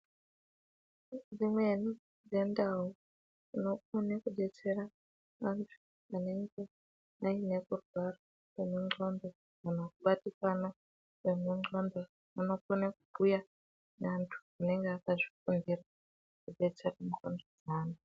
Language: Ndau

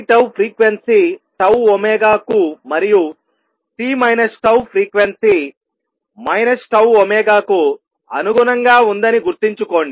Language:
Telugu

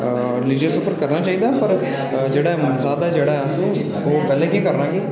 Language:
Dogri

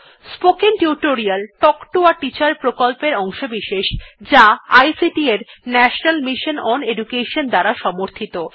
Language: Bangla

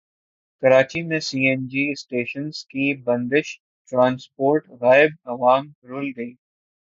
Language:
Urdu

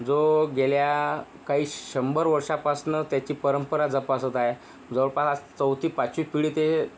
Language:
Marathi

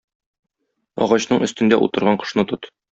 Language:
Tatar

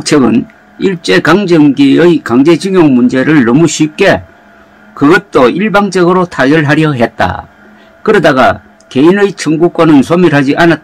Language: Korean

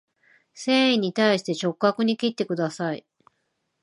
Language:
Japanese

